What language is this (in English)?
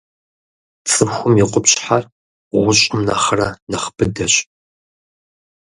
Kabardian